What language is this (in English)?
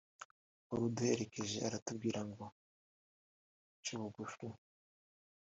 Kinyarwanda